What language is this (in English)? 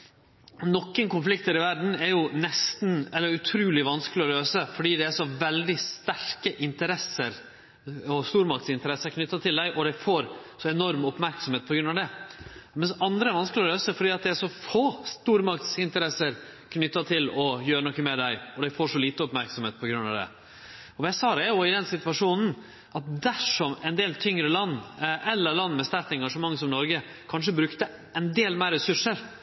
Norwegian Nynorsk